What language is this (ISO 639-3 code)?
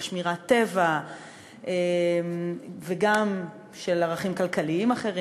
heb